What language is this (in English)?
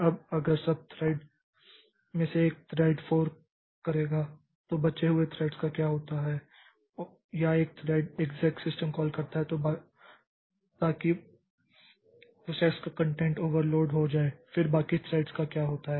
Hindi